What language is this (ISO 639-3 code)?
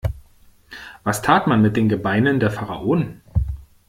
deu